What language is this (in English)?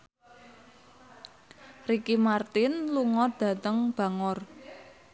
Javanese